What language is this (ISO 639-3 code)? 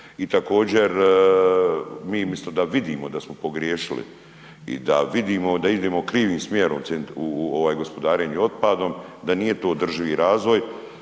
hrv